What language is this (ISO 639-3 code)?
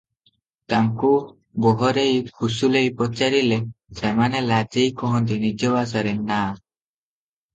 ori